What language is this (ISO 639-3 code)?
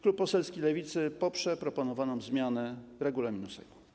pol